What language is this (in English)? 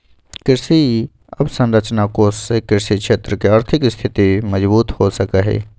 Magahi